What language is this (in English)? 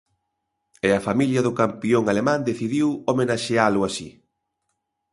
Galician